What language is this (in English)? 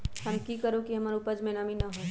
Magahi